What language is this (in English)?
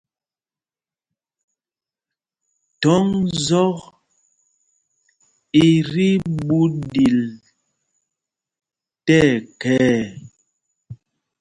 Mpumpong